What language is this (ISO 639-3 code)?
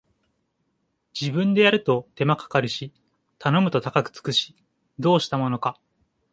jpn